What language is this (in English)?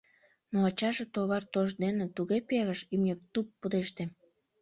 Mari